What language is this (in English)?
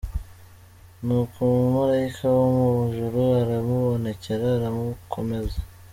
Kinyarwanda